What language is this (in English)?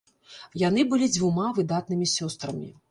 Belarusian